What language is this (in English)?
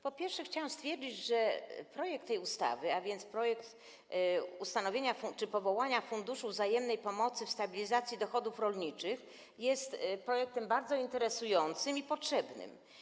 Polish